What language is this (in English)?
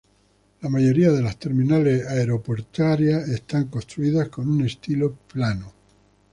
Spanish